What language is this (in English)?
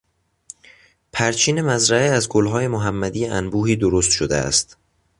Persian